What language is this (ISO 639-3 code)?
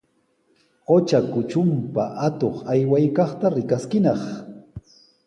qws